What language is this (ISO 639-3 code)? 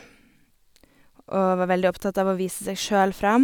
nor